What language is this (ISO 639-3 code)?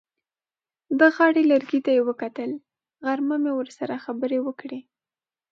pus